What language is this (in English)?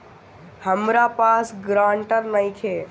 Bhojpuri